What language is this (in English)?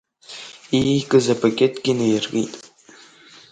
Abkhazian